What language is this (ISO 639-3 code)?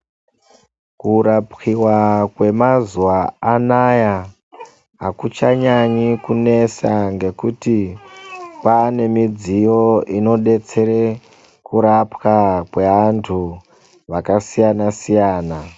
ndc